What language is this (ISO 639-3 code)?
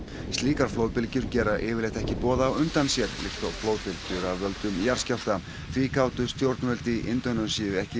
isl